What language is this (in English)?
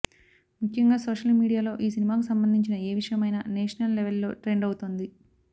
Telugu